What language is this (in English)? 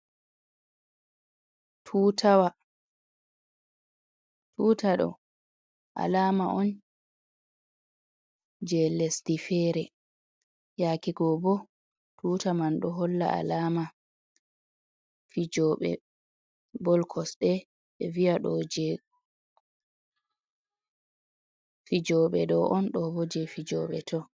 Fula